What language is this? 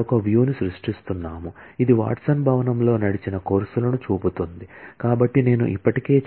Telugu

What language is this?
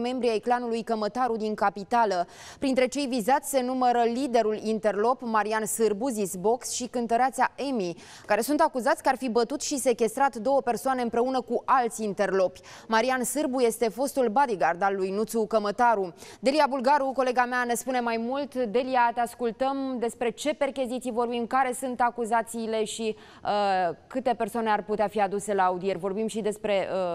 Romanian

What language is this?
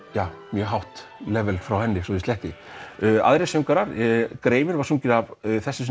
Icelandic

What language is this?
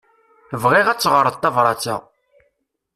Kabyle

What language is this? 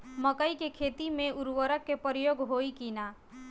Bhojpuri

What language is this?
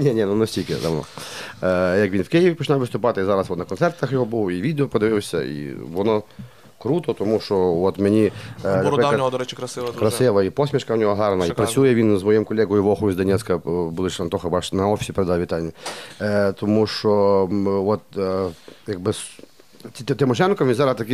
Ukrainian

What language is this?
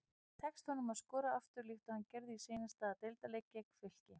Icelandic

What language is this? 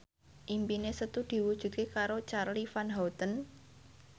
Javanese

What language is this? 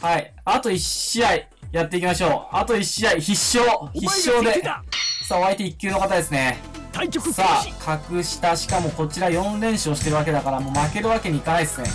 Japanese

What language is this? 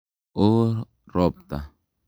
Kalenjin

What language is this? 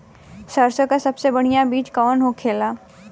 Bhojpuri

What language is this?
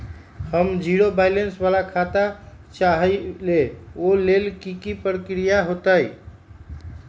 Magahi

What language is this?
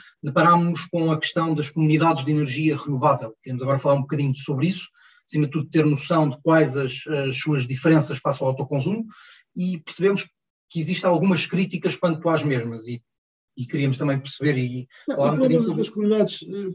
Portuguese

